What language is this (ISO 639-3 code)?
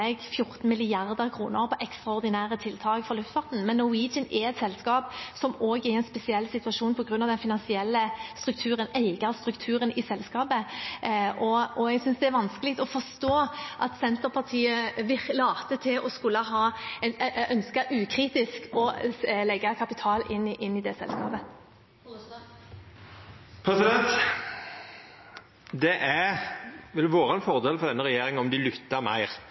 nor